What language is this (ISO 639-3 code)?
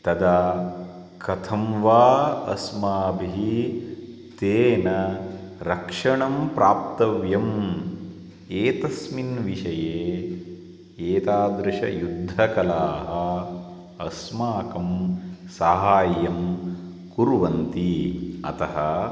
san